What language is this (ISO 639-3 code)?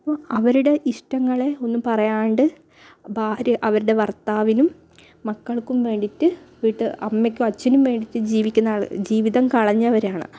mal